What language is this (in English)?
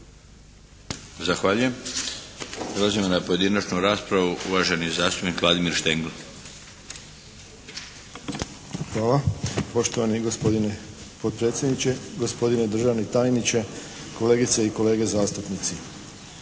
Croatian